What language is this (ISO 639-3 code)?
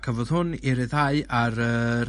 cym